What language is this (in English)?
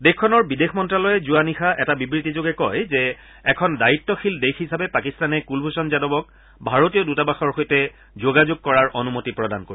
Assamese